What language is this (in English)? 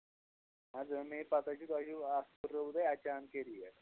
Kashmiri